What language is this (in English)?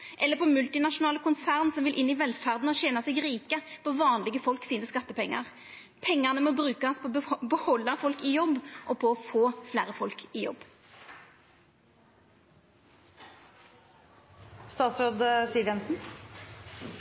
Norwegian Nynorsk